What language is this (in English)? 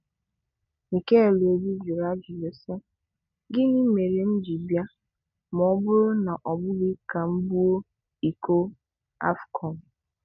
Igbo